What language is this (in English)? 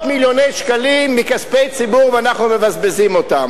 Hebrew